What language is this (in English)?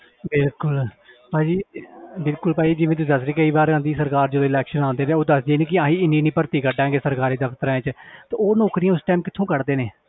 Punjabi